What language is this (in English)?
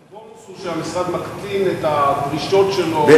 Hebrew